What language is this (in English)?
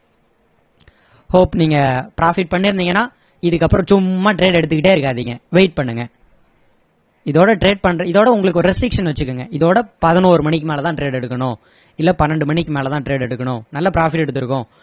Tamil